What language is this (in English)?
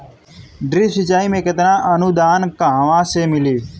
Bhojpuri